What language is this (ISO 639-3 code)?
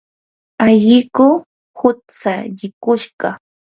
qur